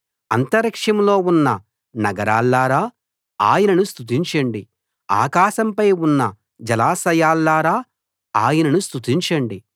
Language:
Telugu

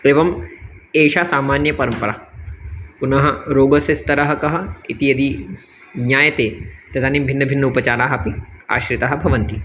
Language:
Sanskrit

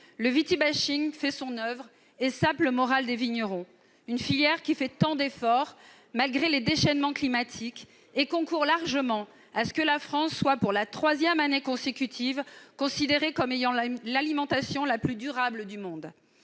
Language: French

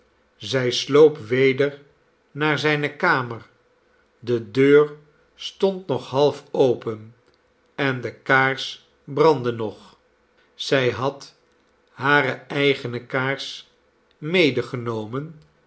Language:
Dutch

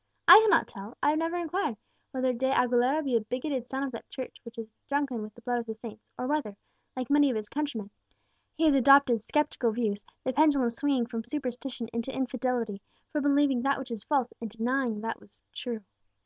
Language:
English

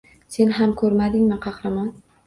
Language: Uzbek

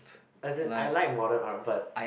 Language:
English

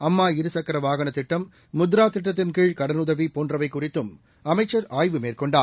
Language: Tamil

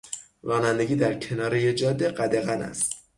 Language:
Persian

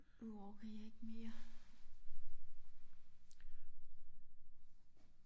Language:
Danish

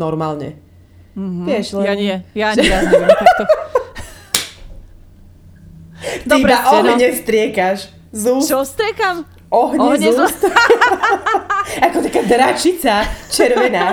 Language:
Slovak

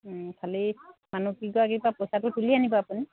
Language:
Assamese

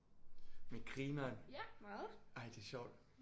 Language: Danish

